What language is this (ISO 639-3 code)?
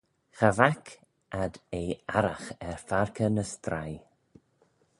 glv